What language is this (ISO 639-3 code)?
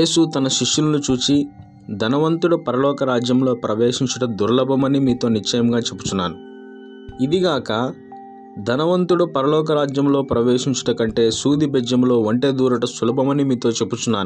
tel